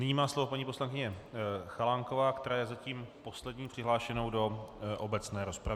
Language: Czech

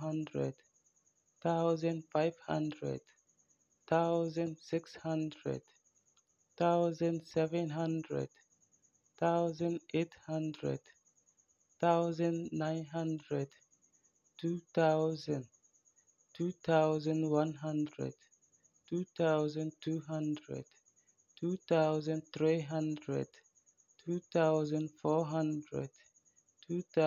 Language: Frafra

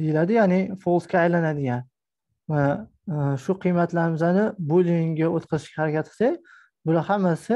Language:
Turkish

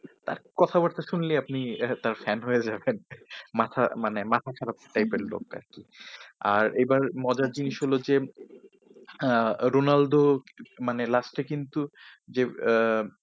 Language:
Bangla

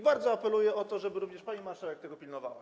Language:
Polish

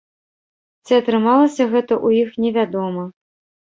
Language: Belarusian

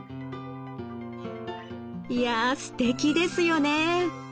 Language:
Japanese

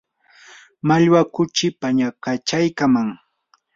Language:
Yanahuanca Pasco Quechua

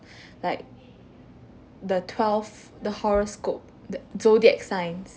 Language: English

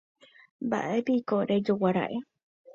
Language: Guarani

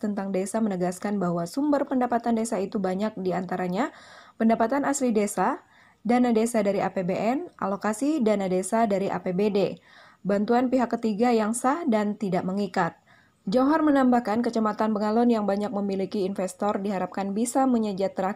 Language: Indonesian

